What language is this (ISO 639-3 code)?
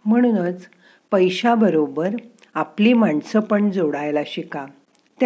mar